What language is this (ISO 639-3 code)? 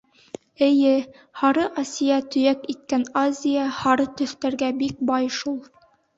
bak